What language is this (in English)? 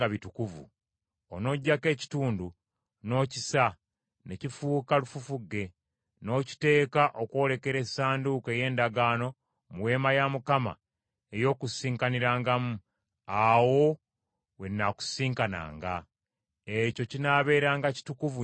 Ganda